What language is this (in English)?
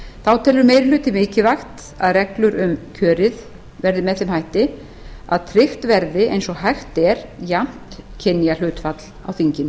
Icelandic